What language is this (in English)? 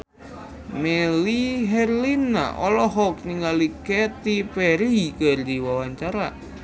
Sundanese